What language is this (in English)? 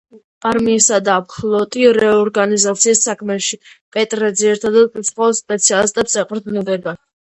Georgian